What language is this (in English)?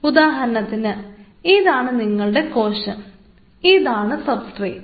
Malayalam